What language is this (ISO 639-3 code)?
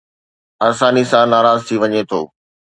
snd